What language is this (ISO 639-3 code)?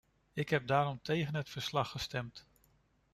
nld